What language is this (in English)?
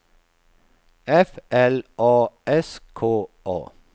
Swedish